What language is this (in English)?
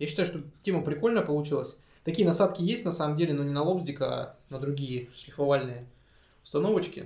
Russian